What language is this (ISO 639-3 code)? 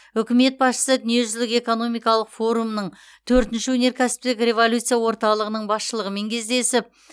kaz